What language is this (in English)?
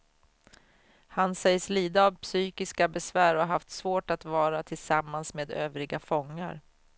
Swedish